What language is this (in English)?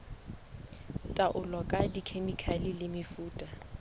Southern Sotho